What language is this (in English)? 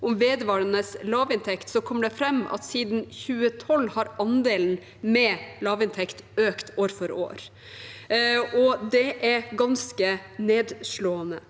Norwegian